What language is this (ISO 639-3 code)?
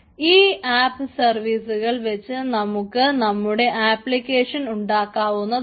mal